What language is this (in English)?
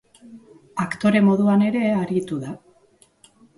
Basque